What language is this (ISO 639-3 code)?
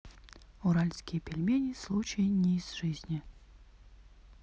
rus